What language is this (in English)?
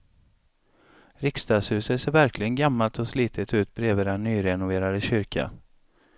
Swedish